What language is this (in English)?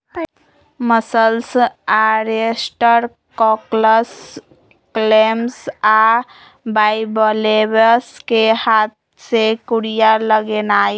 Magahi